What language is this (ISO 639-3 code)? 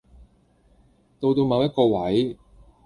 yue